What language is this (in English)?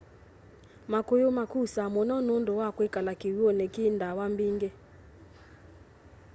Kamba